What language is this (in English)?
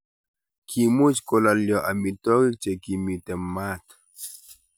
Kalenjin